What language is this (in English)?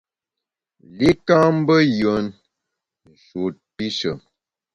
Bamun